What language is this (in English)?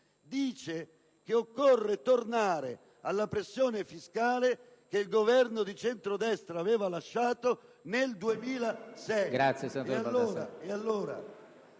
Italian